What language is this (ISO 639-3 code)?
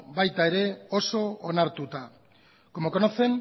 eus